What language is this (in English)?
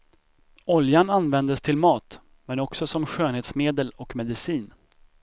Swedish